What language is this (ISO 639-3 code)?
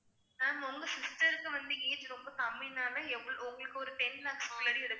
tam